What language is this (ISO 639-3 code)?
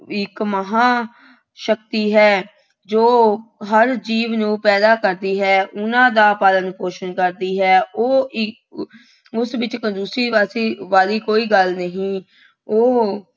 pan